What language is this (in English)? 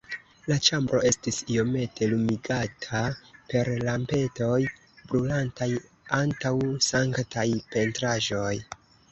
Esperanto